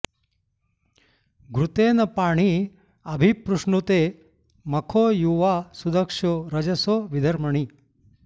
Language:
Sanskrit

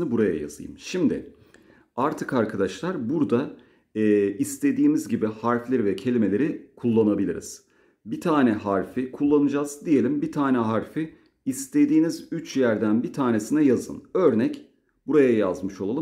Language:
Turkish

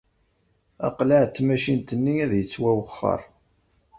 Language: Kabyle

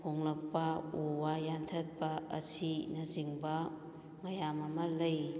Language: Manipuri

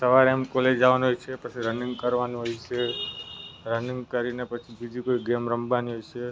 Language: Gujarati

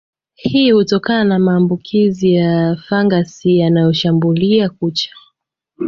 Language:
Swahili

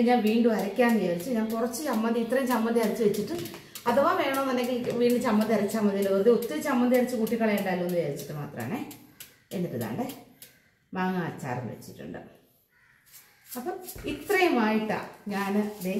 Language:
Malayalam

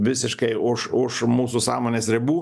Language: Lithuanian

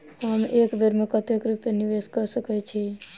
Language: Maithili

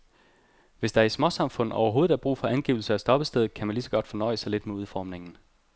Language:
Danish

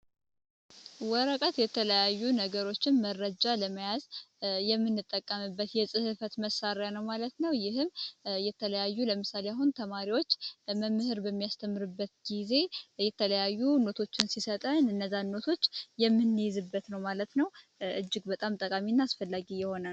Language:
Amharic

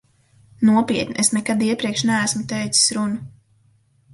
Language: Latvian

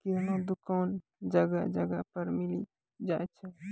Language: Maithili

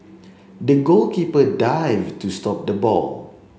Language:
English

